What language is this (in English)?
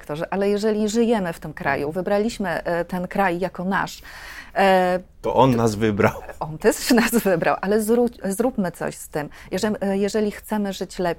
Polish